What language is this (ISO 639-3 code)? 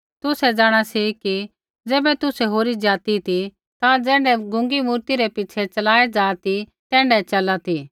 kfx